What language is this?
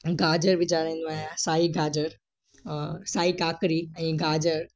Sindhi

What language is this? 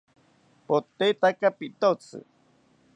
South Ucayali Ashéninka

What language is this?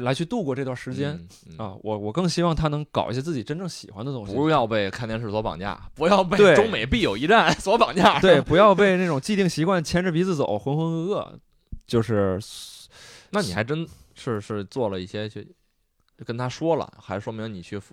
Chinese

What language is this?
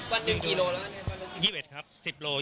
Thai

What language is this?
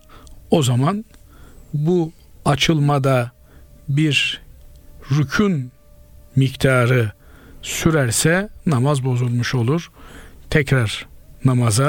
Turkish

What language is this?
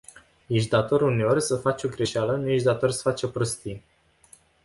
Romanian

